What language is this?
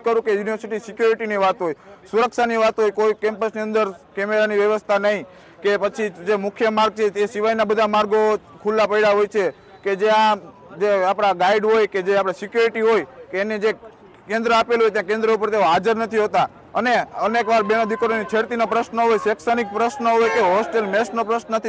Gujarati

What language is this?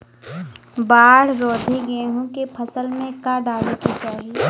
Bhojpuri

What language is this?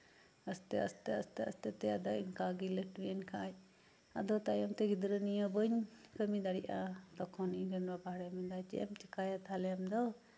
Santali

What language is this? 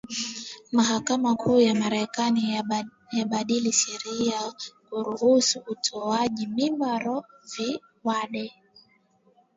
Swahili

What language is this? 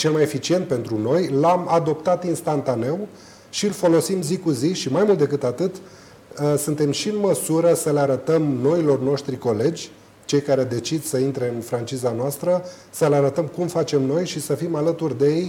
Romanian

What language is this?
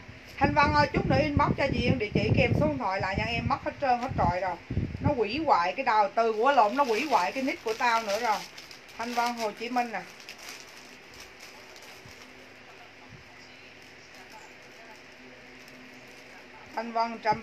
Vietnamese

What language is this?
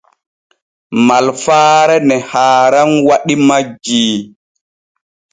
Borgu Fulfulde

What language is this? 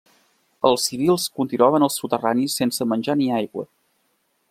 Catalan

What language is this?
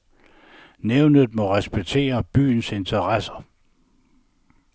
Danish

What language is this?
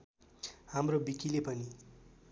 Nepali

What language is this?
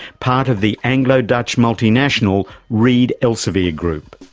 English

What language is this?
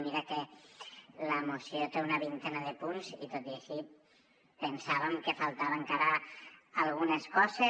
Catalan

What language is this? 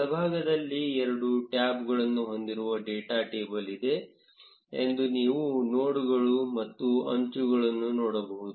Kannada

